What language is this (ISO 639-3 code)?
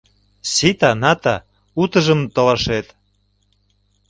chm